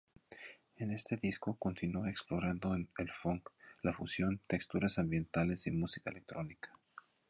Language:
Spanish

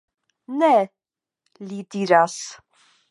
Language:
Esperanto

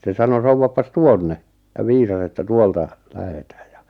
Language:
Finnish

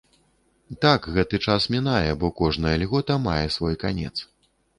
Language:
Belarusian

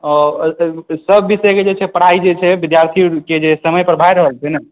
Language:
Maithili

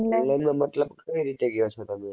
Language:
Gujarati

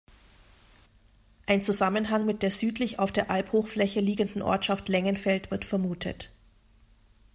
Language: German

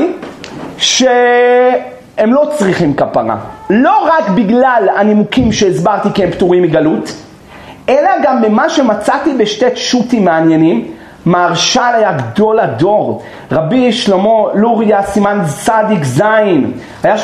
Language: Hebrew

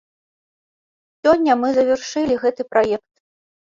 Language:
Belarusian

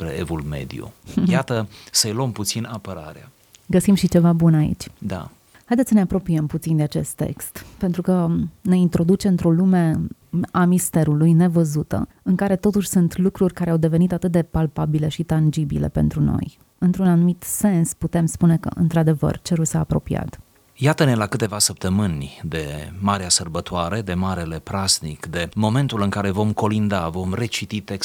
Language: Romanian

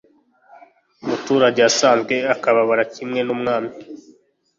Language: Kinyarwanda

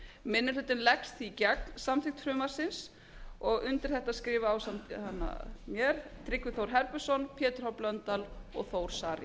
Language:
Icelandic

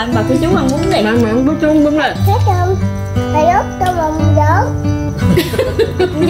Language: Vietnamese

